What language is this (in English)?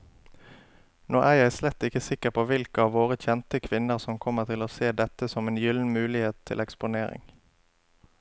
Norwegian